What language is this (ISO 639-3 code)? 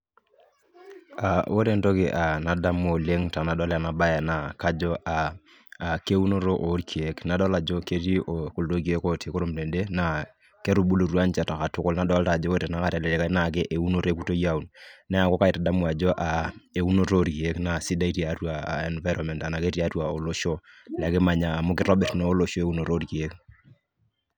mas